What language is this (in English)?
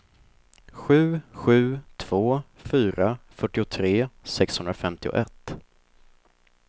Swedish